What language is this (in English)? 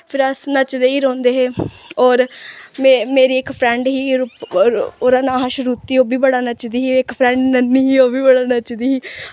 Dogri